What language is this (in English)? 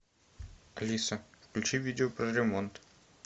Russian